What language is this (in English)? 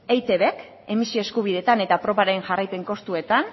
Basque